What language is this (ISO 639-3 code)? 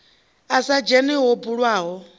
ven